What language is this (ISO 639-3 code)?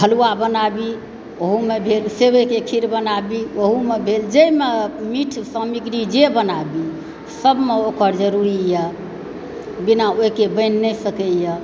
mai